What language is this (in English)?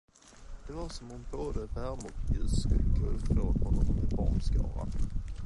Swedish